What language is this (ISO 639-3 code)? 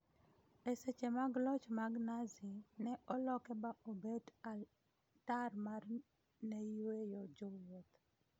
luo